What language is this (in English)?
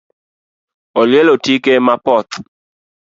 Luo (Kenya and Tanzania)